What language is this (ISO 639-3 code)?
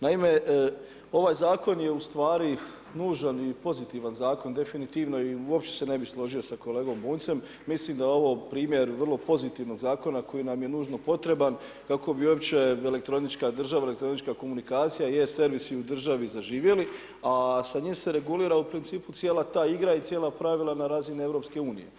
hrv